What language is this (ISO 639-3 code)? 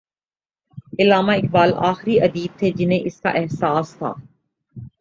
urd